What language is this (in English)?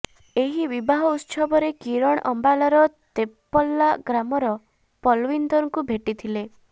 Odia